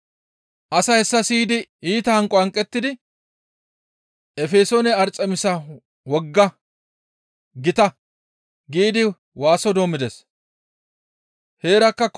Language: Gamo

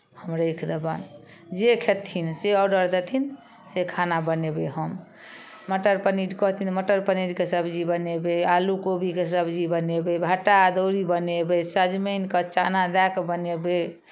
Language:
Maithili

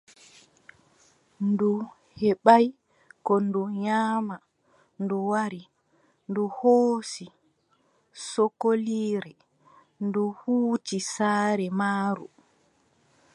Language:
Adamawa Fulfulde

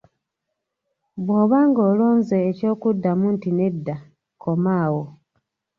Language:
Ganda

